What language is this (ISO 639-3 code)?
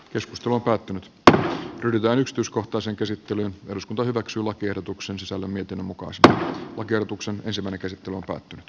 fin